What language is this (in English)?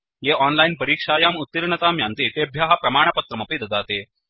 Sanskrit